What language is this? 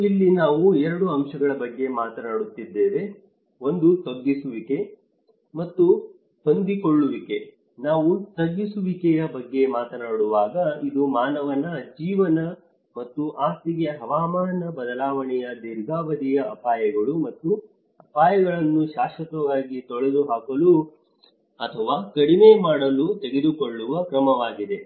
Kannada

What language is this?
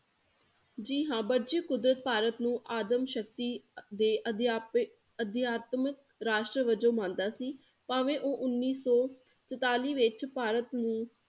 Punjabi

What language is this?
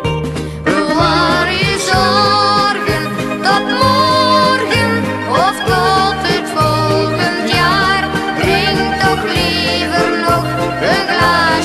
Dutch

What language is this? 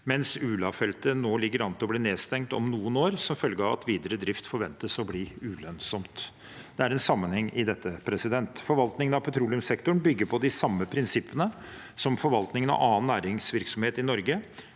Norwegian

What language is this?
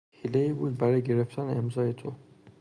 Persian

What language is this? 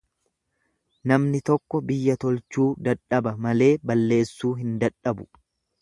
Oromo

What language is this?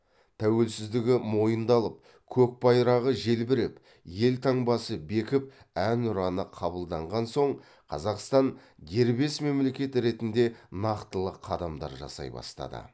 Kazakh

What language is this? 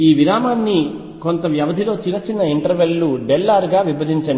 Telugu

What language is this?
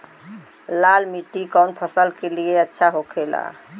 Bhojpuri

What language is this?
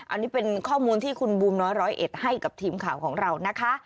Thai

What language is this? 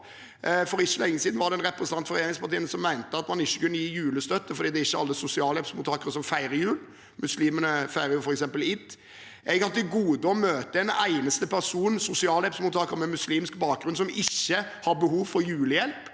Norwegian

